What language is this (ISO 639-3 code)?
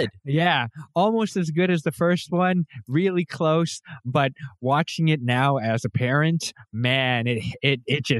eng